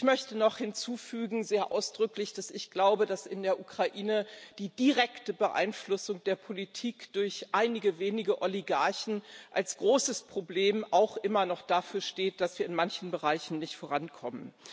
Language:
German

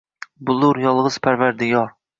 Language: Uzbek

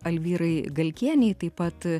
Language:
Lithuanian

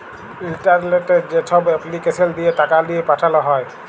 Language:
Bangla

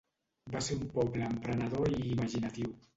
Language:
Catalan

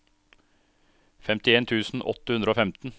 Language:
Norwegian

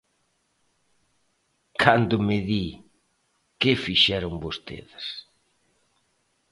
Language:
Galician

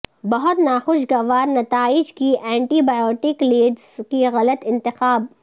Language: Urdu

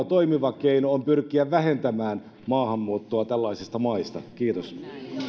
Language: Finnish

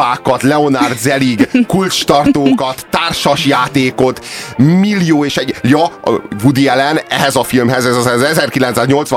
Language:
Hungarian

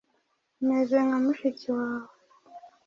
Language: Kinyarwanda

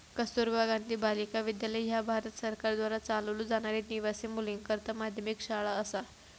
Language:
Marathi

